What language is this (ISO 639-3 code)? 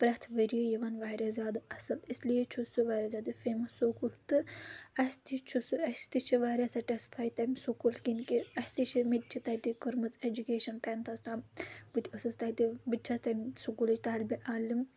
kas